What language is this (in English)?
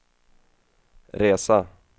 Swedish